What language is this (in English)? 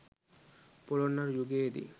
Sinhala